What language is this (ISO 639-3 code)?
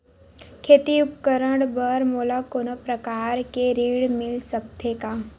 hne